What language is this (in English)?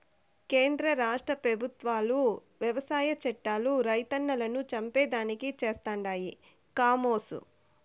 Telugu